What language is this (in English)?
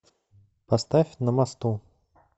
Russian